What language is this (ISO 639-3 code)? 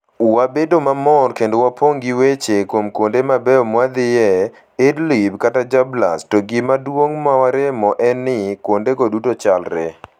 luo